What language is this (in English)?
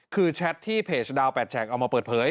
Thai